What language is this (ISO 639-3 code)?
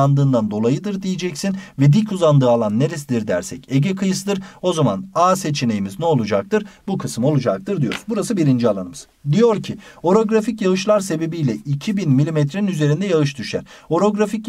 tur